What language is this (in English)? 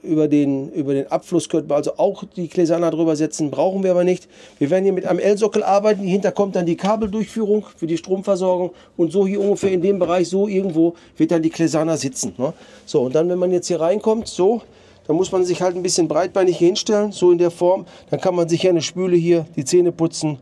German